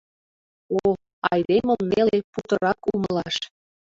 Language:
Mari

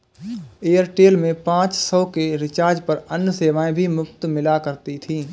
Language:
Hindi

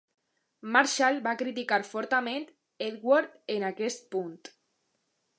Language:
Catalan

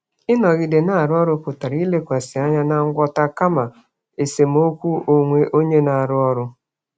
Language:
Igbo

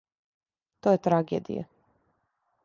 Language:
Serbian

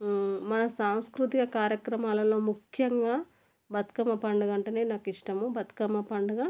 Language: Telugu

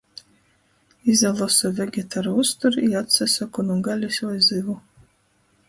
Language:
Latgalian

